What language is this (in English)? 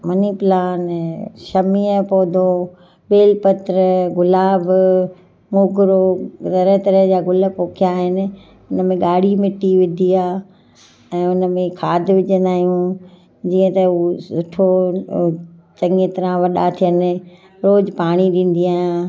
Sindhi